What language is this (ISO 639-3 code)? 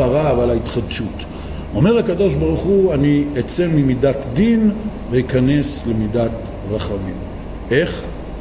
heb